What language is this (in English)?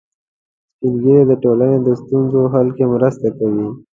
Pashto